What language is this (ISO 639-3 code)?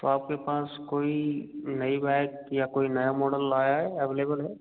hin